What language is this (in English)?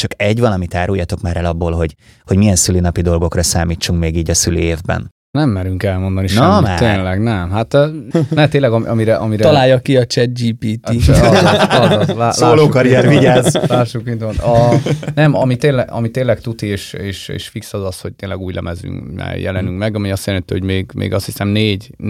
Hungarian